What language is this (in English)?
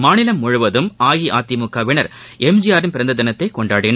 Tamil